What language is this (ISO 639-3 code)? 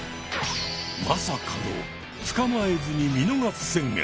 jpn